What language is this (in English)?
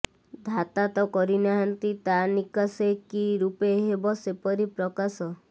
Odia